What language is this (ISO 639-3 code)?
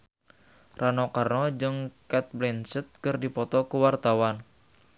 sun